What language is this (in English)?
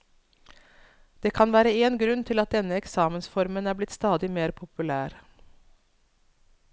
Norwegian